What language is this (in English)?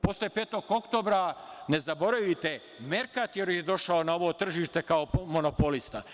Serbian